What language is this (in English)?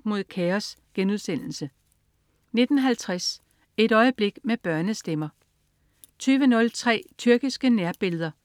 Danish